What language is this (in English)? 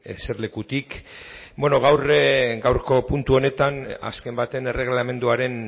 Basque